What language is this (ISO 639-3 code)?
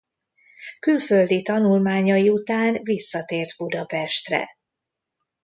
hun